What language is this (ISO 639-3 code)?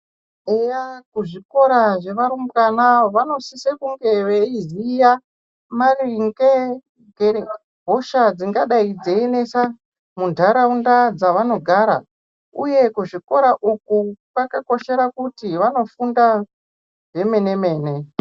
ndc